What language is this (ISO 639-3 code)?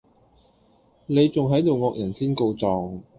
yue